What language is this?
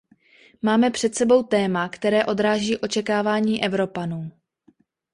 Czech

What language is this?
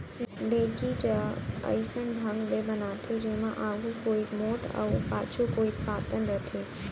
Chhattisgarhi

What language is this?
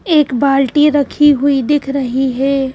Hindi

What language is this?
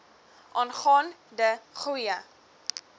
Afrikaans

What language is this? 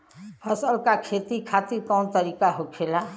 Bhojpuri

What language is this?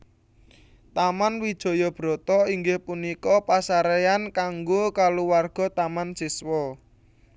Javanese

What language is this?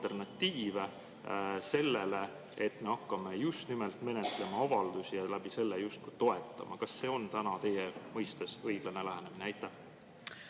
Estonian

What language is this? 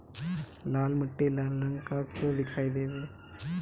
Bhojpuri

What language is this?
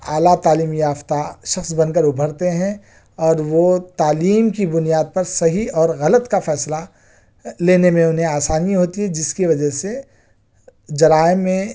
Urdu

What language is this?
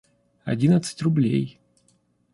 Russian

